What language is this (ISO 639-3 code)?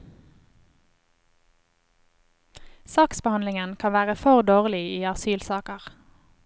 nor